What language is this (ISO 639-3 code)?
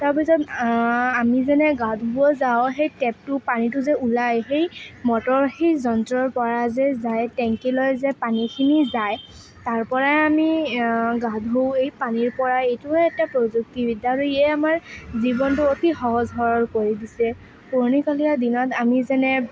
asm